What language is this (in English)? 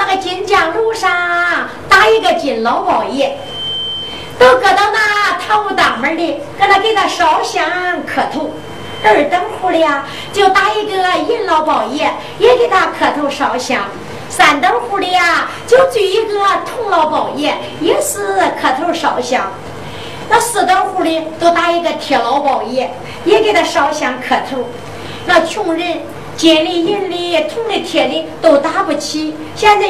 Chinese